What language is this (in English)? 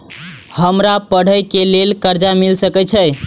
Maithili